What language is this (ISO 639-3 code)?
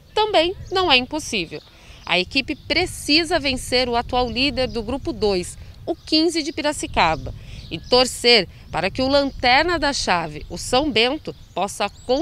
por